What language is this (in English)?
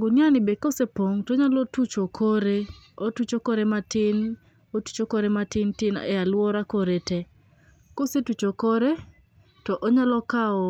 Luo (Kenya and Tanzania)